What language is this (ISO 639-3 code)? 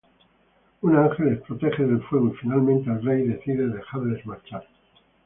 spa